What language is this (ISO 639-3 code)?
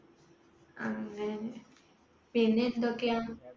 mal